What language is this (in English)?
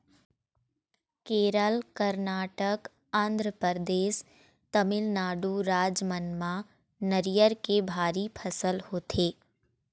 Chhattisgarhi